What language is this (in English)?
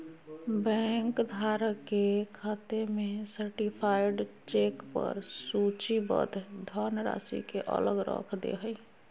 Magahi